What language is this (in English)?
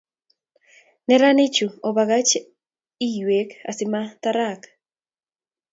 Kalenjin